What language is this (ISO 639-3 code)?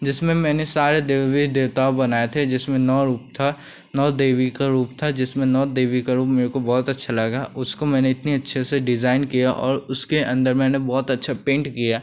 hin